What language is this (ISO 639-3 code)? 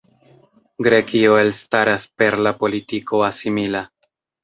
epo